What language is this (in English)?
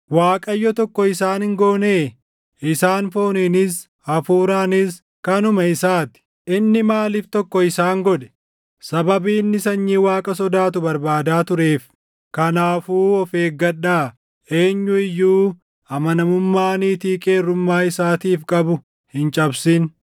Oromo